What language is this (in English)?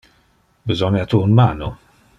Interlingua